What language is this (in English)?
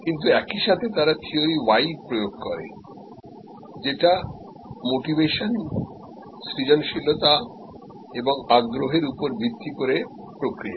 Bangla